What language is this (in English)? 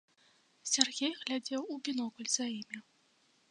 Belarusian